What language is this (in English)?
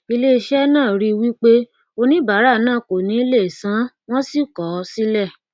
Yoruba